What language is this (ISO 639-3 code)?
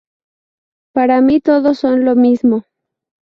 spa